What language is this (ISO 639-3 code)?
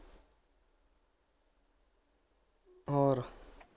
pan